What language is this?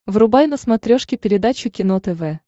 Russian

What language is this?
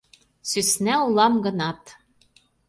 Mari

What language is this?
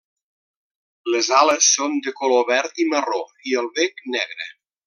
Catalan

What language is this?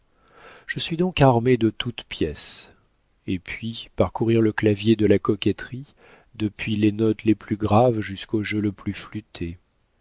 French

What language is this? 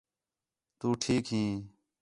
Khetrani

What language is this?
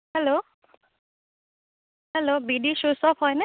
Assamese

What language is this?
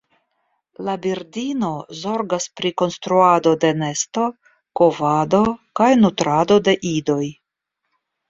Esperanto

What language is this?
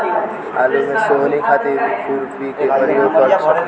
Bhojpuri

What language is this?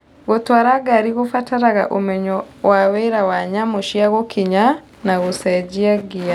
Kikuyu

